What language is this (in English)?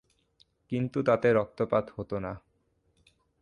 Bangla